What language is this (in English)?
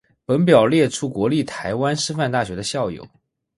Chinese